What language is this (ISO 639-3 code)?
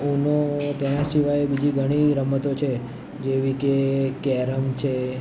guj